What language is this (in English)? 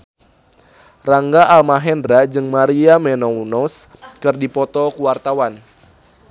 Sundanese